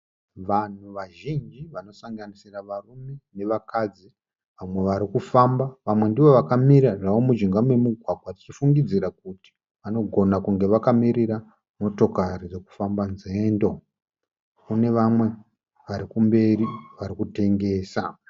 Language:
Shona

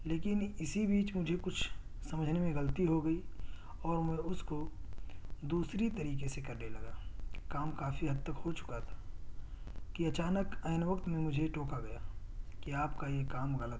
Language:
Urdu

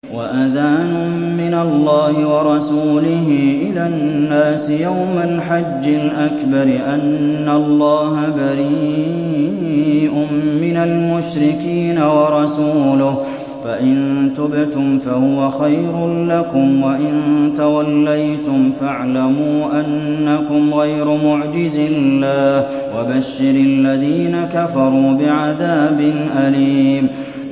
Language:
Arabic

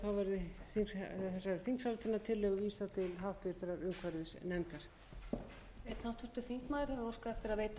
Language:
Icelandic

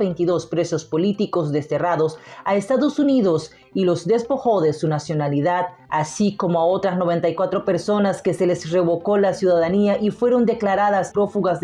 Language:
Spanish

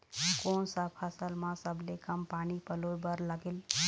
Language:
Chhattisgarhi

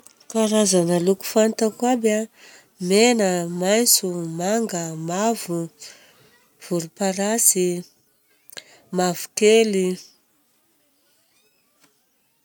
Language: Southern Betsimisaraka Malagasy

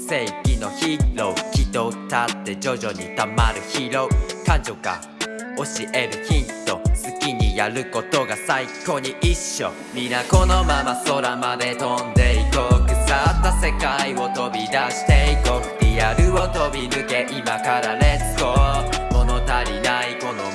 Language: Japanese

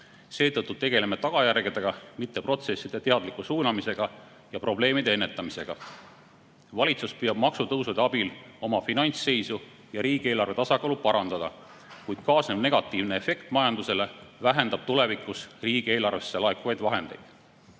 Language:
Estonian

